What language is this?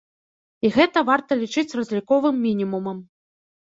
Belarusian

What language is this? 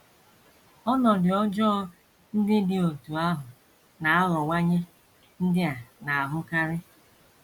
Igbo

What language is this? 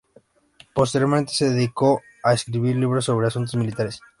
Spanish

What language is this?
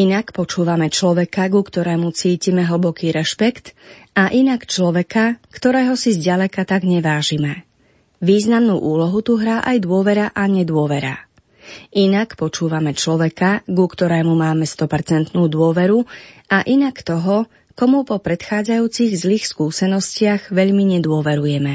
Slovak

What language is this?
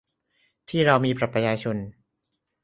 Thai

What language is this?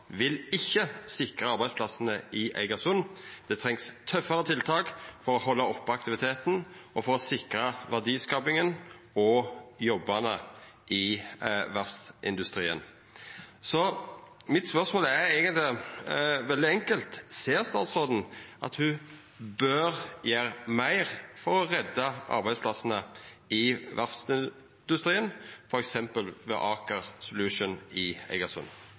Norwegian Nynorsk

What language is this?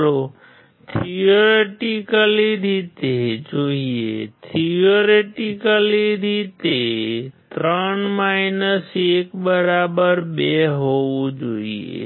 Gujarati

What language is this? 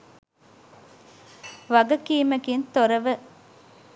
Sinhala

